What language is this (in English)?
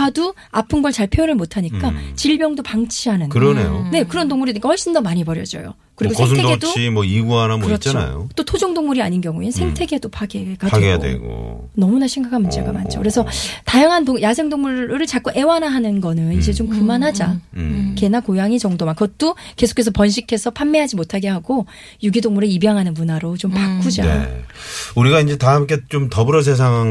Korean